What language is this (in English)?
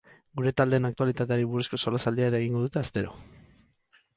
Basque